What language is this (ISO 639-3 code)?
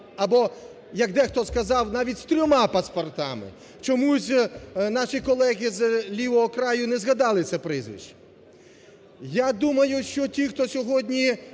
ukr